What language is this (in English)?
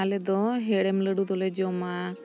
Santali